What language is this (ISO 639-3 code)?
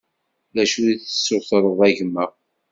kab